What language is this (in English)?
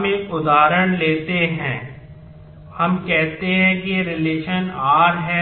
Hindi